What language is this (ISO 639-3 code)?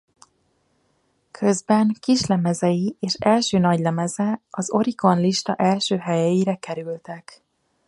hun